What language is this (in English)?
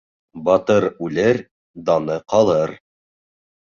Bashkir